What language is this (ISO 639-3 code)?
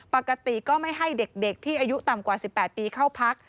tha